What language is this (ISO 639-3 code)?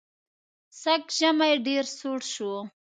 pus